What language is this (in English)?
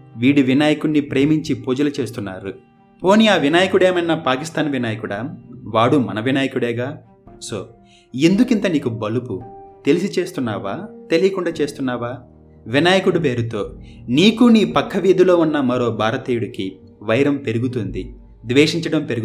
Telugu